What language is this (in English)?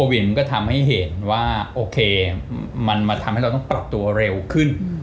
Thai